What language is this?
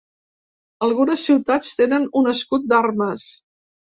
Catalan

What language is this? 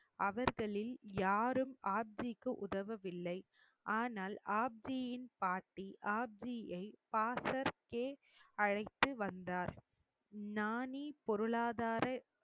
Tamil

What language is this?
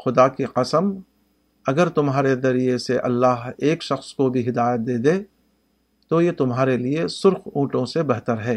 Urdu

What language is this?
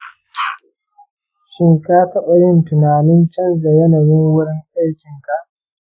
Hausa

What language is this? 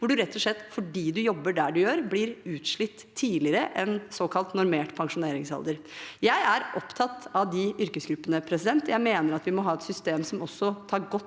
Norwegian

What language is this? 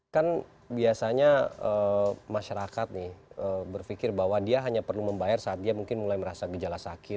Indonesian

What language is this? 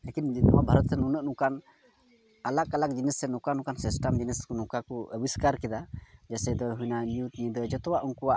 Santali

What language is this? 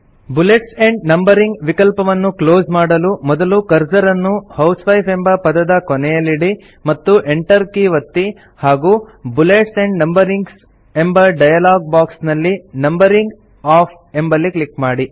Kannada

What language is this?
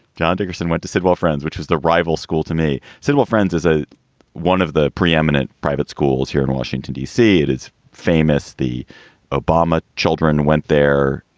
English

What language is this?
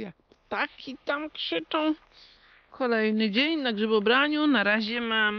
Polish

